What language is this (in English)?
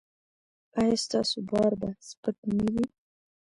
Pashto